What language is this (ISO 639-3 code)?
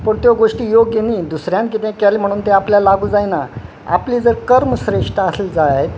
kok